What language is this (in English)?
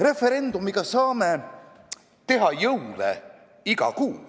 Estonian